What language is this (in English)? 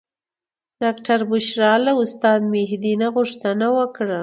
Pashto